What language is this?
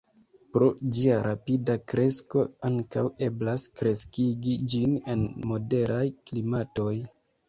Esperanto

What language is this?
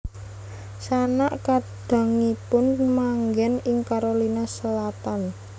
Javanese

